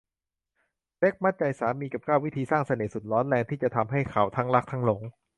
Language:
Thai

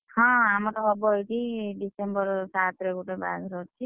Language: Odia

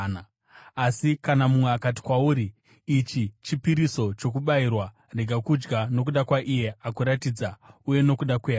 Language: Shona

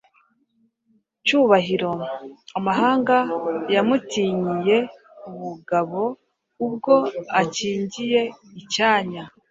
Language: Kinyarwanda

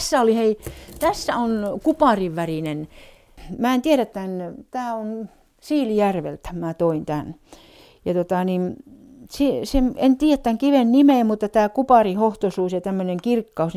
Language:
Finnish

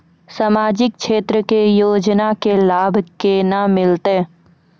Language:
Maithili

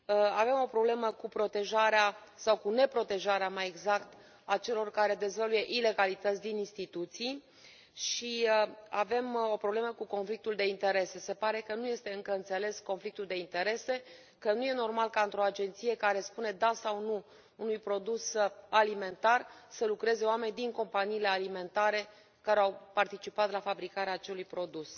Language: Romanian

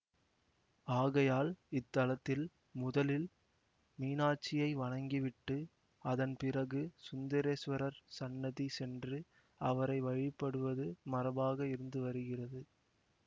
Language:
Tamil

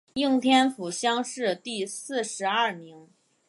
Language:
Chinese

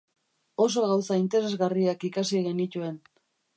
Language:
Basque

